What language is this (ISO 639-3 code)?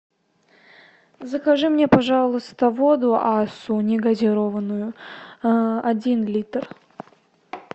rus